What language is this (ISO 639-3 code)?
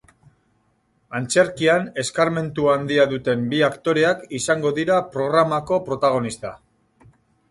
eus